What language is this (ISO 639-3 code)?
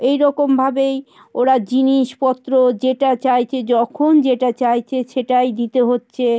ben